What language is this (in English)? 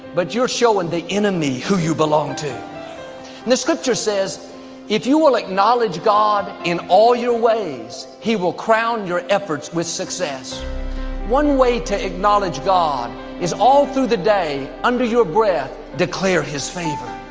English